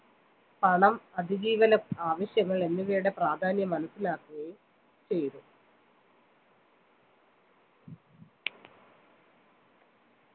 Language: Malayalam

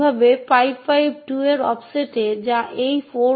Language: Bangla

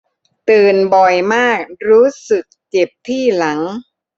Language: Thai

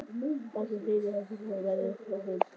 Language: Icelandic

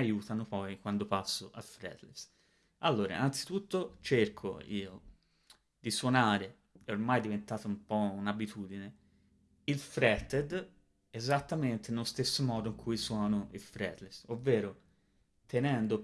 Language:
Italian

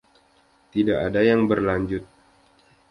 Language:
Indonesian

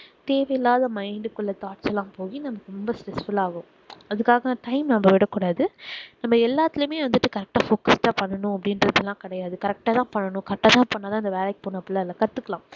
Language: Tamil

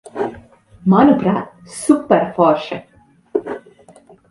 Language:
Latvian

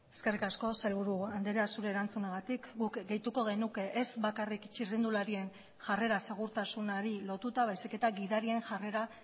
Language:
Basque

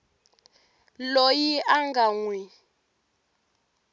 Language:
Tsonga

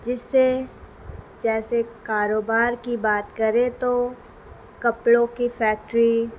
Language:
Urdu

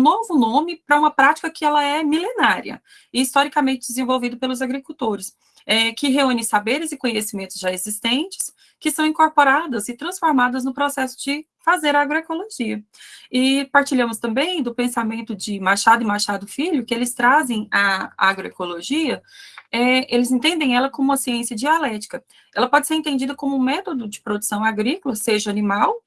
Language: Portuguese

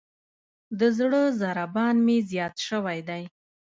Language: Pashto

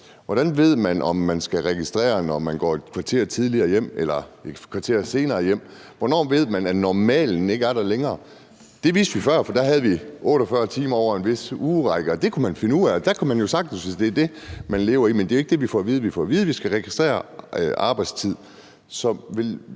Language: Danish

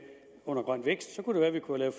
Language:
Danish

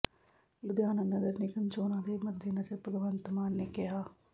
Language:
Punjabi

